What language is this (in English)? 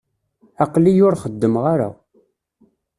Kabyle